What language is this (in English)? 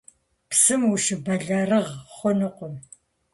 Kabardian